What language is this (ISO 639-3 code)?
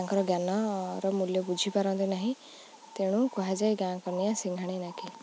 ori